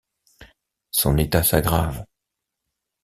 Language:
French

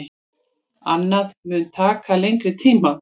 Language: Icelandic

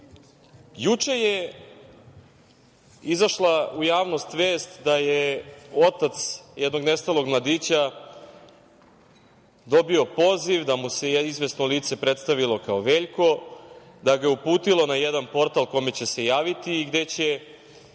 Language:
Serbian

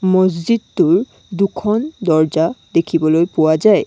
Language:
Assamese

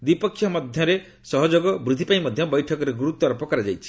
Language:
Odia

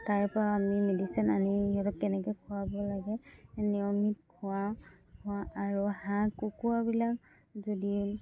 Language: Assamese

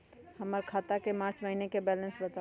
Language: Magahi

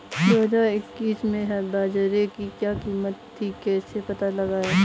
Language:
Hindi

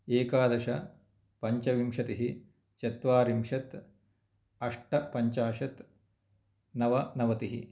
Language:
Sanskrit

